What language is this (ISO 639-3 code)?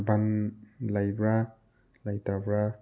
mni